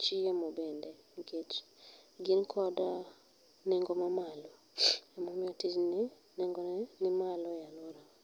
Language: Luo (Kenya and Tanzania)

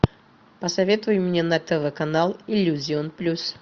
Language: Russian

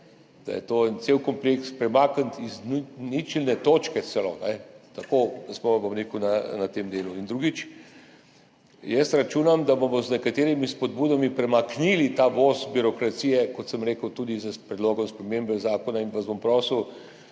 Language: Slovenian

